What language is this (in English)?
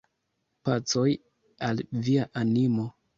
Esperanto